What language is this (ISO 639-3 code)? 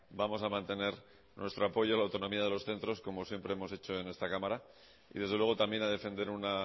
spa